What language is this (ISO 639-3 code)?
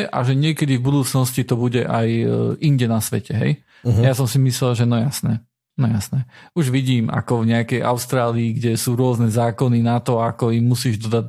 slk